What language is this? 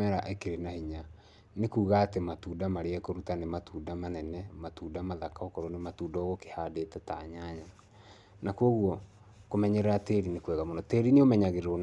Kikuyu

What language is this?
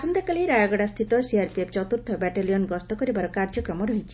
Odia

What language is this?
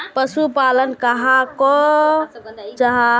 Magahi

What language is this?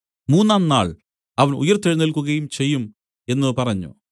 Malayalam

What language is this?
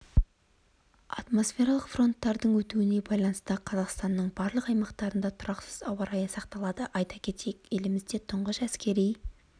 Kazakh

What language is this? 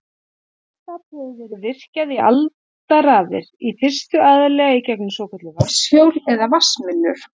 Icelandic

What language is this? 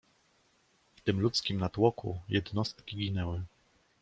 Polish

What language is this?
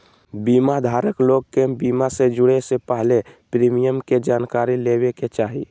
Magahi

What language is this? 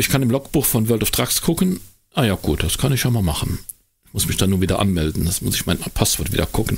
German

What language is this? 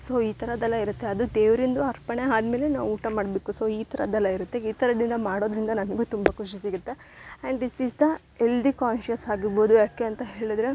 Kannada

